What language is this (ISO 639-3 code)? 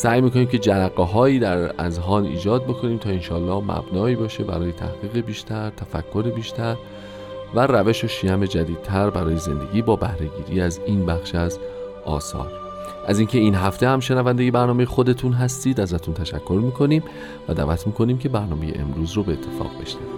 fas